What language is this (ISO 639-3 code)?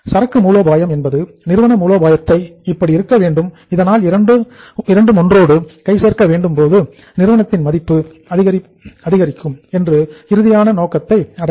tam